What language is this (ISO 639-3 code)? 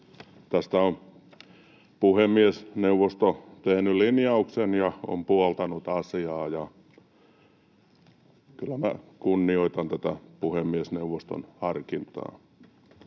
fin